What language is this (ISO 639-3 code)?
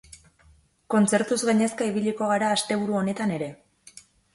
eus